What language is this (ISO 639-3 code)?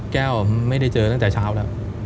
tha